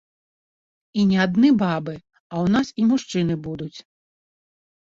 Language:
Belarusian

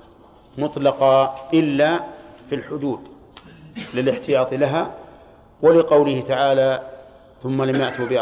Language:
Arabic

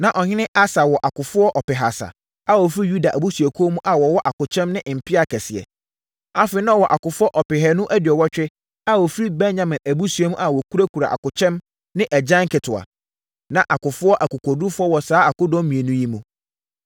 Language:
Akan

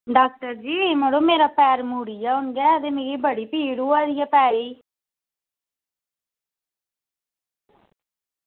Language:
Dogri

